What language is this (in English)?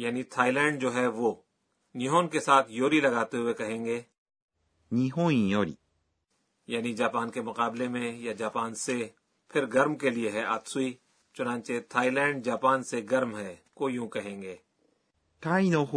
Urdu